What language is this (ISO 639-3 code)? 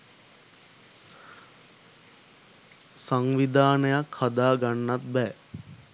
sin